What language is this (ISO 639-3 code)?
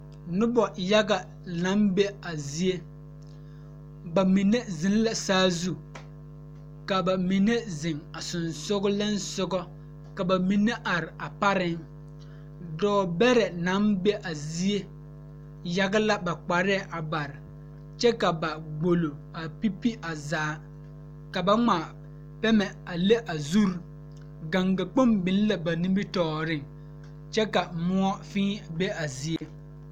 dga